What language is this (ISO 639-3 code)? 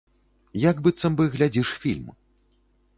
bel